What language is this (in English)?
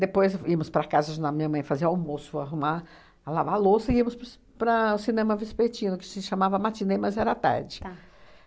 Portuguese